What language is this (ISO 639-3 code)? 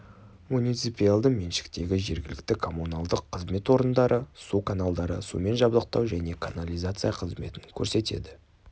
kaz